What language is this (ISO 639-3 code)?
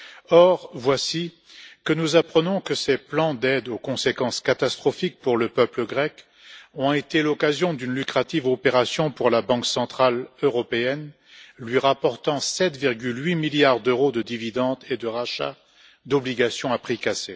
fra